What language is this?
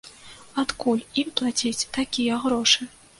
Belarusian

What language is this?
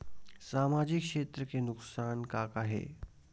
Chhattisgarhi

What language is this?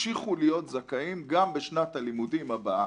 Hebrew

